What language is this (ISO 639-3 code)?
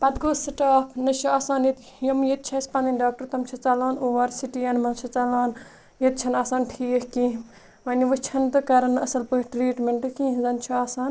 kas